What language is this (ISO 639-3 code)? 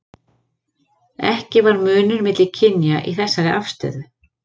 isl